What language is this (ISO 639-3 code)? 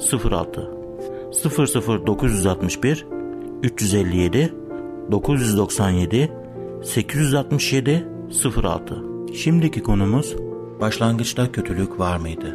tur